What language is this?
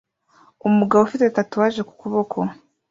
Kinyarwanda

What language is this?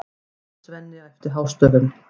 Icelandic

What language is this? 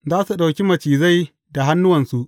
Hausa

